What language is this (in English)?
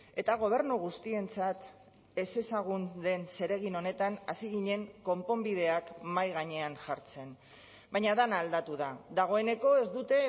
Basque